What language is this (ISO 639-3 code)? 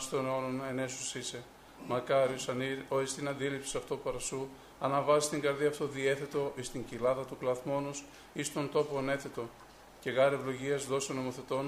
ell